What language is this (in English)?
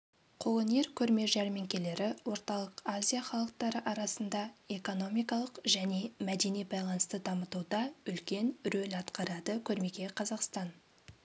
Kazakh